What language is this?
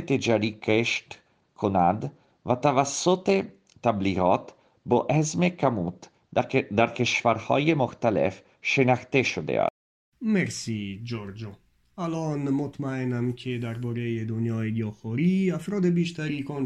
Persian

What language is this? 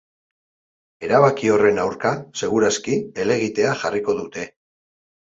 Basque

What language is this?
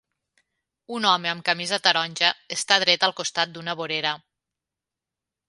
Catalan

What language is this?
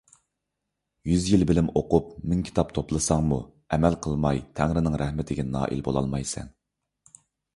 Uyghur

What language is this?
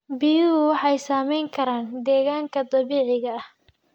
Somali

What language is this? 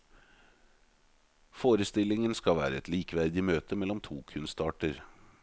Norwegian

